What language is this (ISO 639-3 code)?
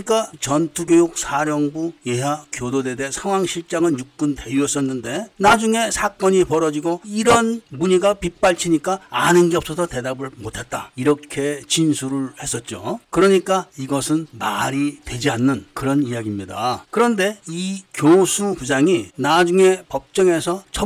kor